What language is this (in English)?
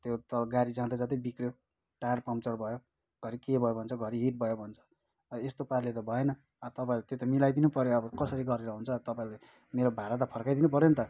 Nepali